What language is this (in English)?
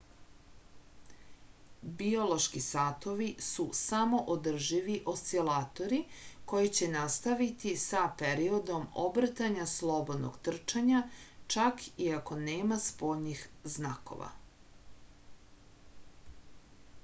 Serbian